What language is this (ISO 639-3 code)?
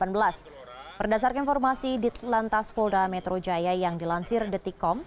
ind